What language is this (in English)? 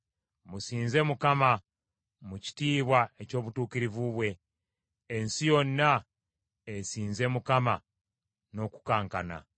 Ganda